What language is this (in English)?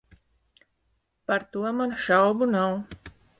Latvian